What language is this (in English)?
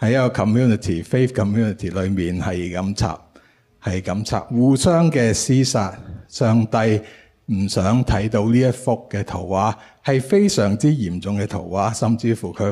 Chinese